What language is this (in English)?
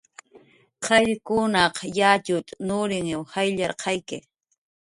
Jaqaru